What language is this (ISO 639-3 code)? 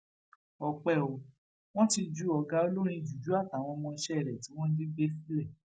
yor